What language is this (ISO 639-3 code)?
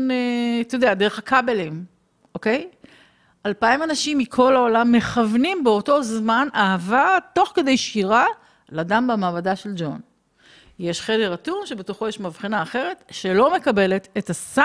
heb